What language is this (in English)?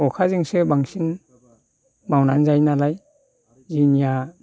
Bodo